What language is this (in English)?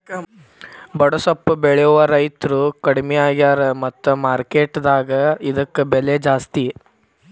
Kannada